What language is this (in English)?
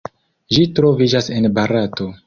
Esperanto